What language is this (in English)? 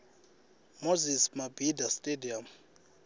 Swati